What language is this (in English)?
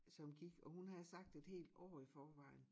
Danish